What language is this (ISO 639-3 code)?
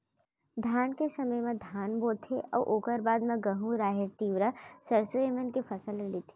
hne